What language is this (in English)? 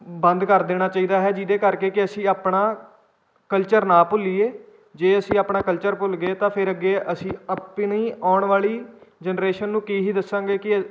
Punjabi